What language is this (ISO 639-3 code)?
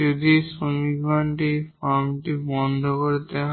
ben